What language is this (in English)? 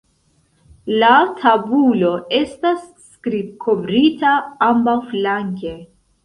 Esperanto